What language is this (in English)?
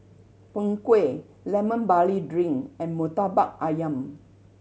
English